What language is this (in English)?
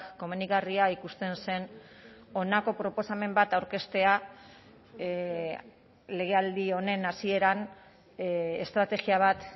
Basque